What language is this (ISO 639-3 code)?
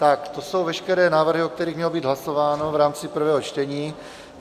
ces